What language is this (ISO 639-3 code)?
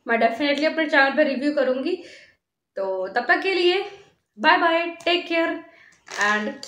hin